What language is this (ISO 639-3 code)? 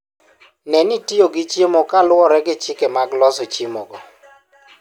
luo